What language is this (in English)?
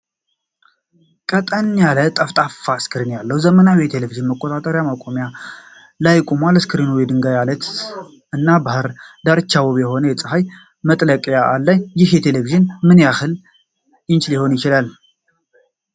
Amharic